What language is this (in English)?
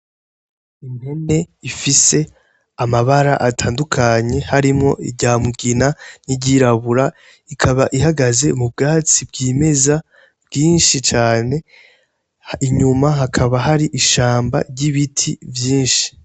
Rundi